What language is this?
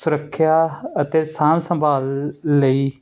Punjabi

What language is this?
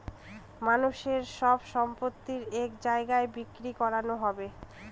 Bangla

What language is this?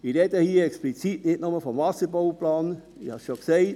Swiss German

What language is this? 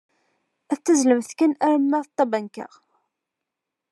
Kabyle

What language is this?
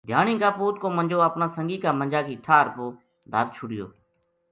Gujari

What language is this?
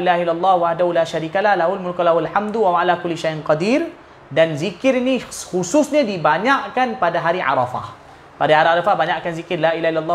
Malay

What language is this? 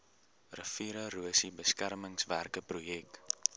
Afrikaans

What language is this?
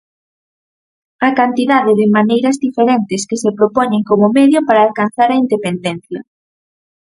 Galician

